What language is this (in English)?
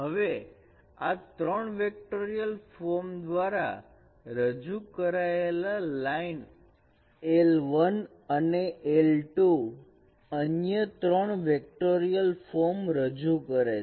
Gujarati